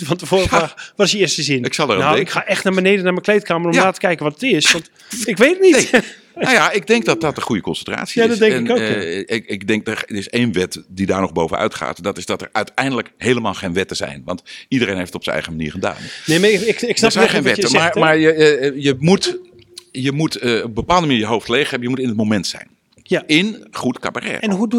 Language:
Dutch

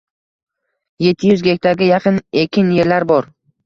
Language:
Uzbek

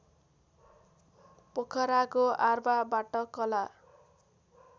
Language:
Nepali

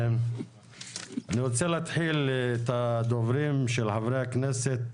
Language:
Hebrew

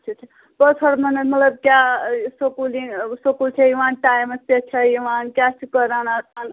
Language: Kashmiri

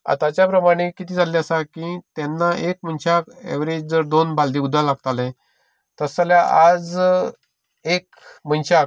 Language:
Konkani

